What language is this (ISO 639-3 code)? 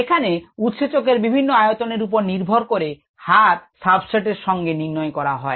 ben